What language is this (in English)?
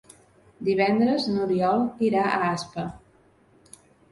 Catalan